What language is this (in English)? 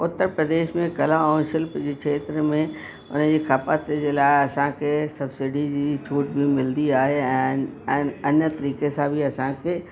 Sindhi